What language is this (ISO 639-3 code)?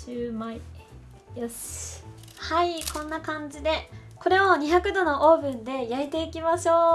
jpn